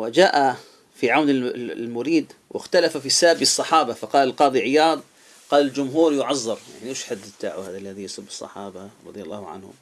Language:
Arabic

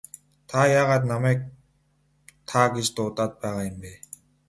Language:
Mongolian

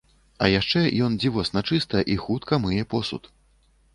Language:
Belarusian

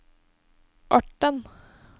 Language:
Norwegian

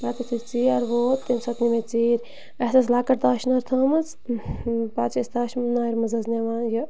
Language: Kashmiri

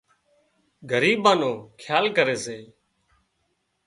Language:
Wadiyara Koli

